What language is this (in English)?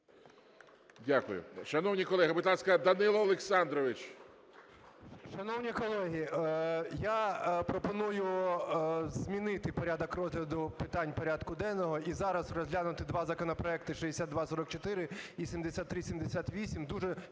Ukrainian